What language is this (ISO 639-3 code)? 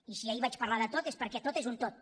cat